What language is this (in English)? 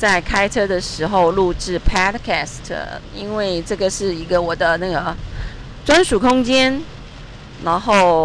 Chinese